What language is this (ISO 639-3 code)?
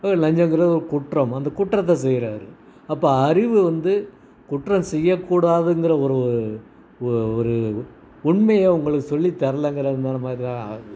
tam